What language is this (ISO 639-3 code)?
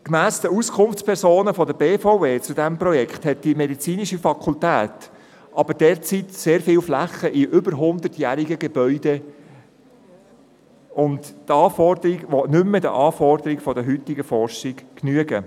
gsw